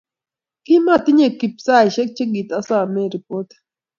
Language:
Kalenjin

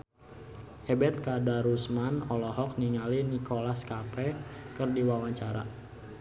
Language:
Sundanese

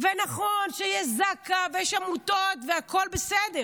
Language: Hebrew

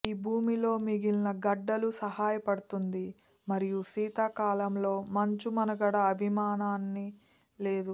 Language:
Telugu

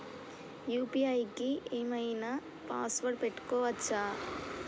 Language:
Telugu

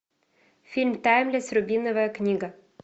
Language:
Russian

